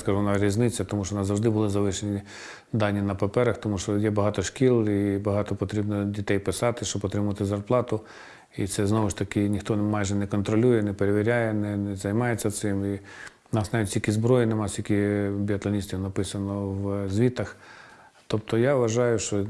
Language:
Ukrainian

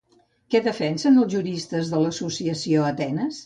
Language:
Catalan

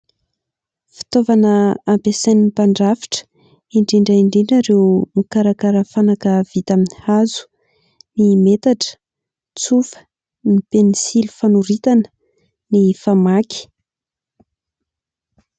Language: Malagasy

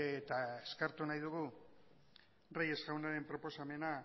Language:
Basque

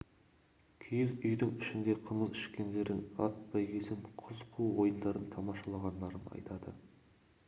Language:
Kazakh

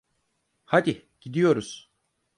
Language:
Turkish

